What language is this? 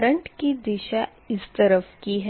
Hindi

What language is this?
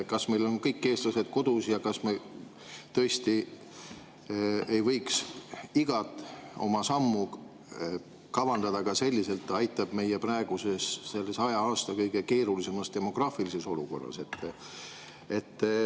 Estonian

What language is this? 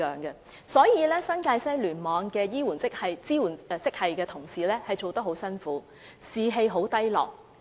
Cantonese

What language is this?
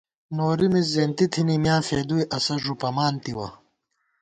Gawar-Bati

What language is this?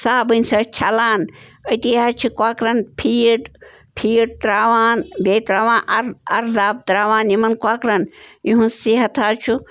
Kashmiri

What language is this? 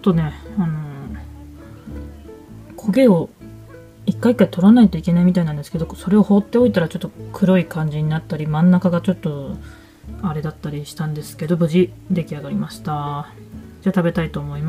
Japanese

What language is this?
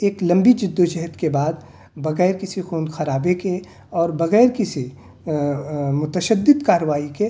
Urdu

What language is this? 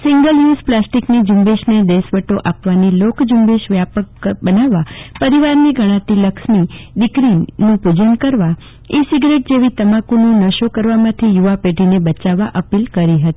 Gujarati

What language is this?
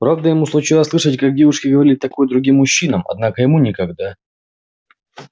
Russian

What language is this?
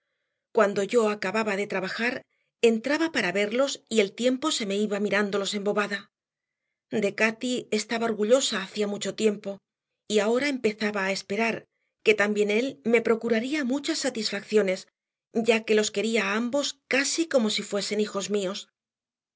Spanish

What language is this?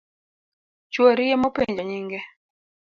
Luo (Kenya and Tanzania)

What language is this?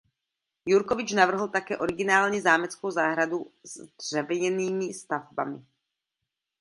Czech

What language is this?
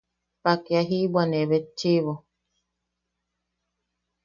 Yaqui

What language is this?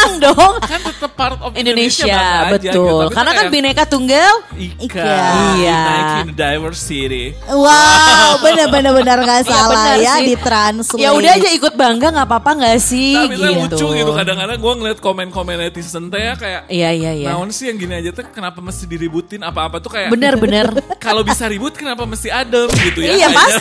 Indonesian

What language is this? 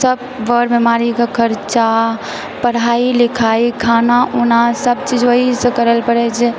Maithili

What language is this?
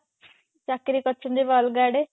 Odia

